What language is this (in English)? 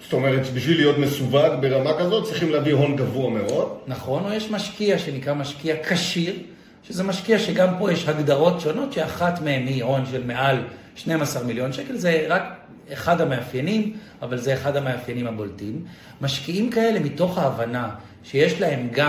Hebrew